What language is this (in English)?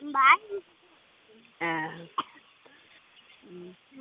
Bodo